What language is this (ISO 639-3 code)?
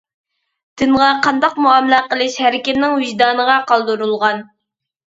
uig